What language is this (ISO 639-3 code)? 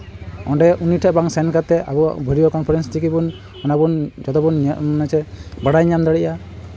sat